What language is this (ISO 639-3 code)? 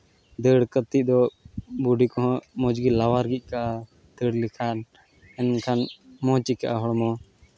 sat